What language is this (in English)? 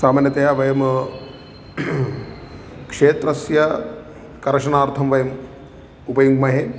Sanskrit